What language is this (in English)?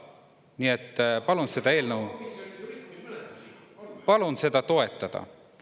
Estonian